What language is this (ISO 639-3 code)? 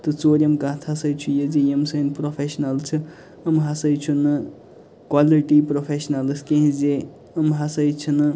kas